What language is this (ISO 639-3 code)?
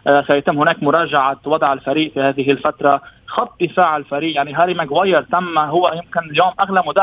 ara